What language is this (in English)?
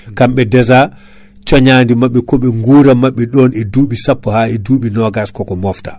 Fula